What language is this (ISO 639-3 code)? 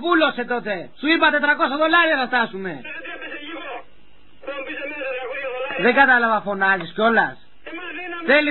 ell